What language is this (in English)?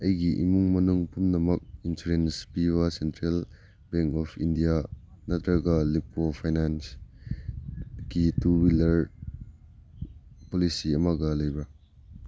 Manipuri